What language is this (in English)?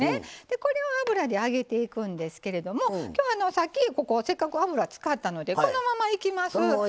Japanese